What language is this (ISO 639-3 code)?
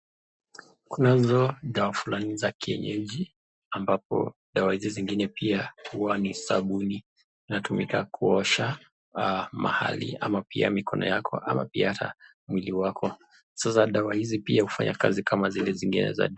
swa